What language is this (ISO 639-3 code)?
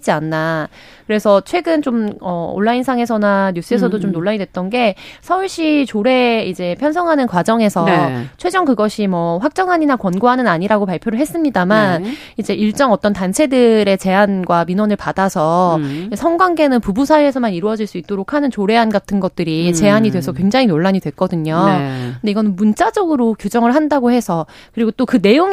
kor